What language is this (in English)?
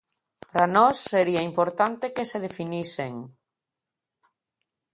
Galician